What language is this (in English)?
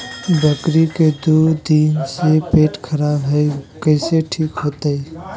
Magahi